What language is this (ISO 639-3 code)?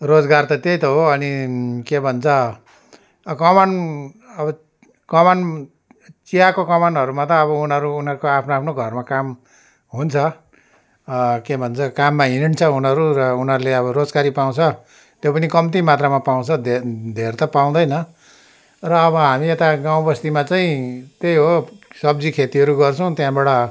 nep